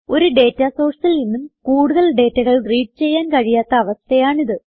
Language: Malayalam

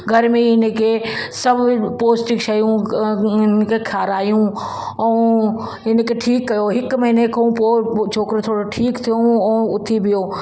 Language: Sindhi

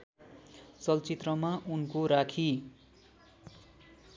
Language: Nepali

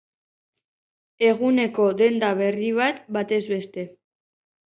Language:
Basque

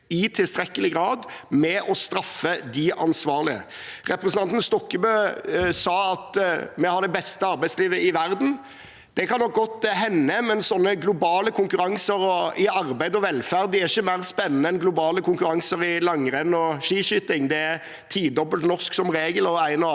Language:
Norwegian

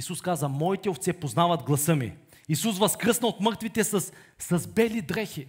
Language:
Bulgarian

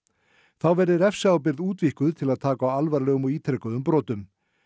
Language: Icelandic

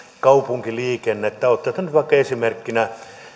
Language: Finnish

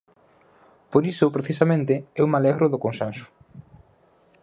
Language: Galician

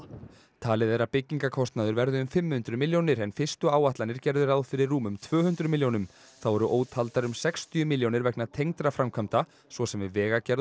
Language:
Icelandic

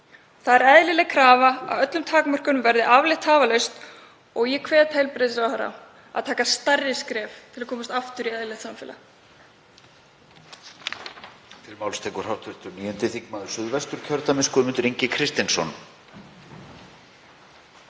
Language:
Icelandic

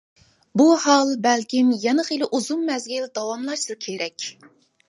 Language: Uyghur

